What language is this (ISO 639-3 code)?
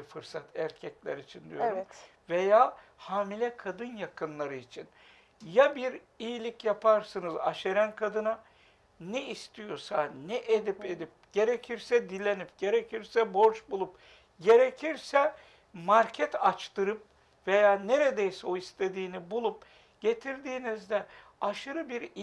tur